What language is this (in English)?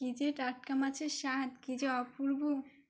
Bangla